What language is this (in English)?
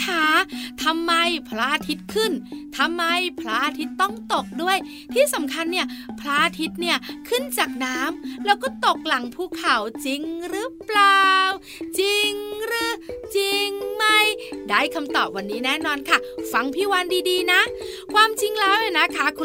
Thai